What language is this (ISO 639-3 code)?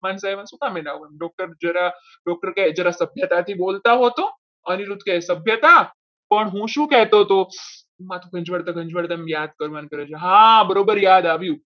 guj